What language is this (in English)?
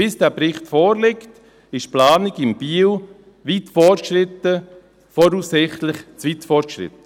Swiss German